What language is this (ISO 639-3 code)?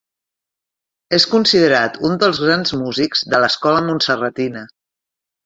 cat